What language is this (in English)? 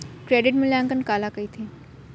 Chhattisgarhi